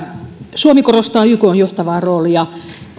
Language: Finnish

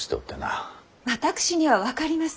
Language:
Japanese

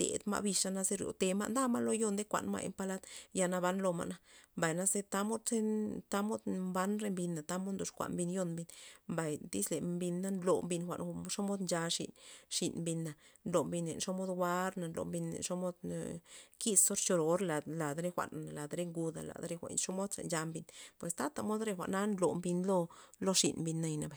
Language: Loxicha Zapotec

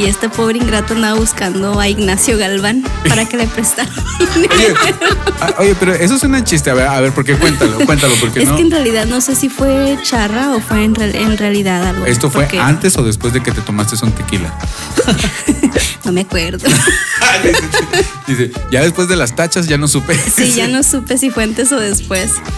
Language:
Spanish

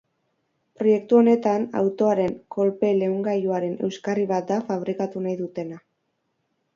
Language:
Basque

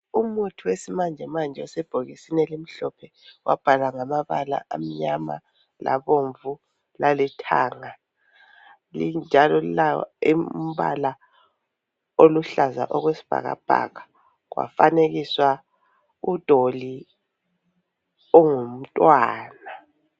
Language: North Ndebele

